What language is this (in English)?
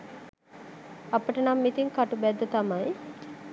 Sinhala